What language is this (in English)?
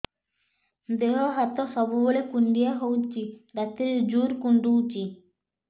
Odia